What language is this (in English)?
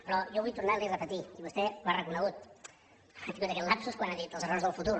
Catalan